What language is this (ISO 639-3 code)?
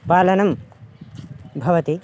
san